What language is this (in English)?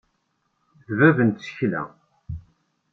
Kabyle